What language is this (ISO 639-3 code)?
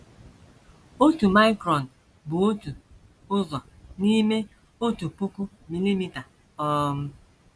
ibo